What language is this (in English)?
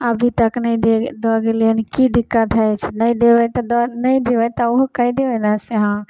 Maithili